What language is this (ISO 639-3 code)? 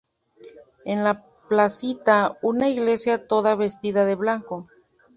spa